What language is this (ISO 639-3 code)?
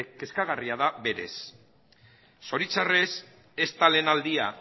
eus